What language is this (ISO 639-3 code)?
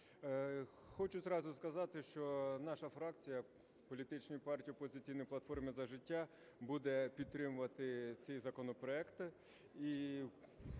ukr